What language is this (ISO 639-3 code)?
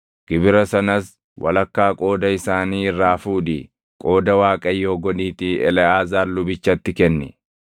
orm